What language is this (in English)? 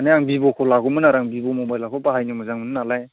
Bodo